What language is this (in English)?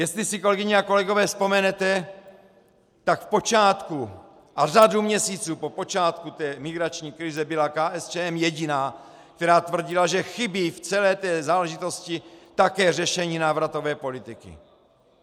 Czech